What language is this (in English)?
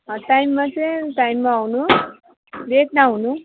Nepali